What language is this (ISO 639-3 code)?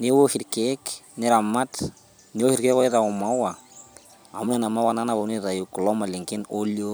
mas